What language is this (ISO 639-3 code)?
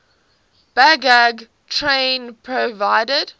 eng